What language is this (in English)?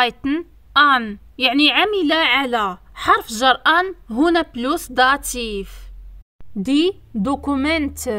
Arabic